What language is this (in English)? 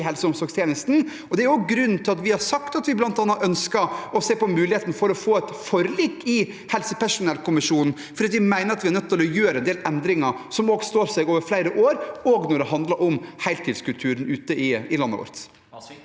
Norwegian